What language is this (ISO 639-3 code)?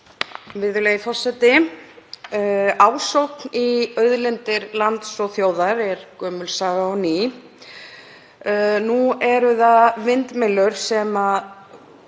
isl